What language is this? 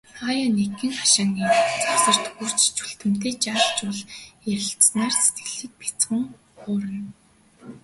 Mongolian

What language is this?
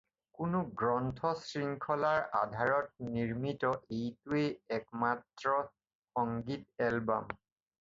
Assamese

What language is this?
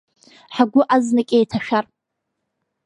Abkhazian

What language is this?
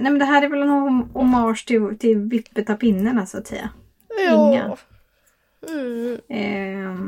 Swedish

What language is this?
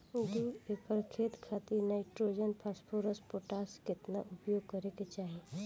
Bhojpuri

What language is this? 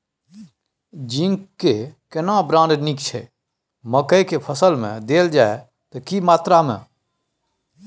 Maithili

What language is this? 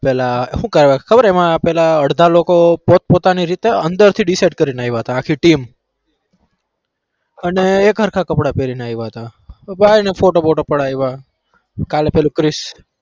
Gujarati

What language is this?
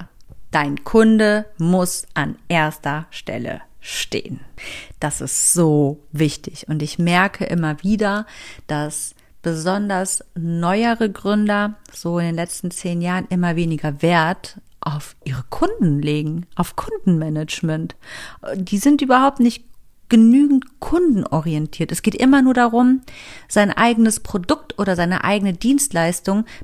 German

